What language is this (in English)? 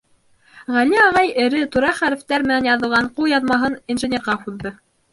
Bashkir